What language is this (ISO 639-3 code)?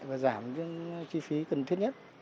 vie